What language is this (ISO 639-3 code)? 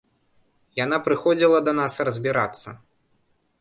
bel